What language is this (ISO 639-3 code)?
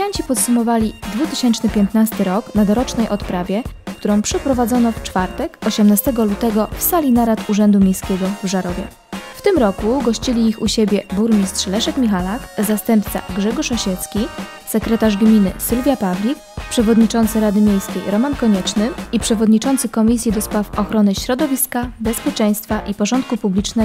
pol